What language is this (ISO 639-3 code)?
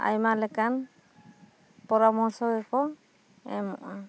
sat